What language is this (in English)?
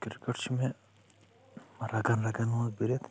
Kashmiri